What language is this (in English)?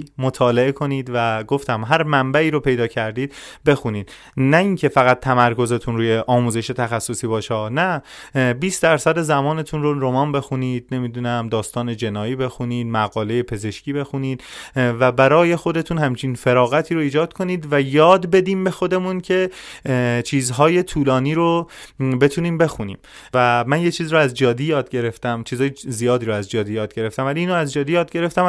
Persian